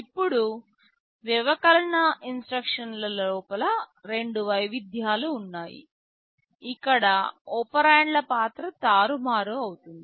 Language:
Telugu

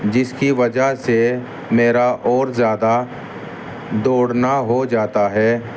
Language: Urdu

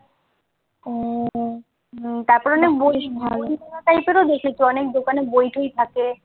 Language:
Bangla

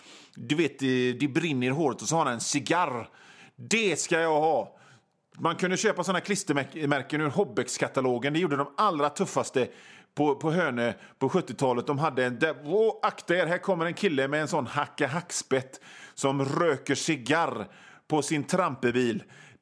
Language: Swedish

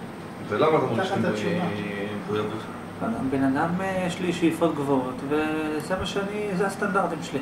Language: Hebrew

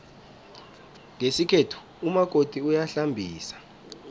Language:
South Ndebele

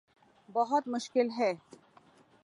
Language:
Urdu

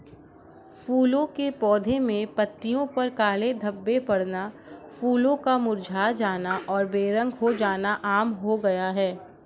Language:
Hindi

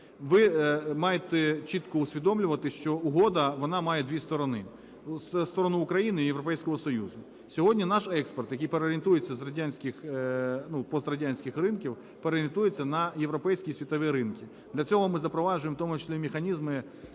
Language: Ukrainian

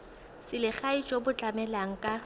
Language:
Tswana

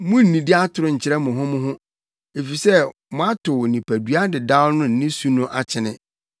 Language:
Akan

